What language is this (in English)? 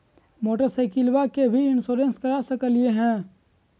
Magahi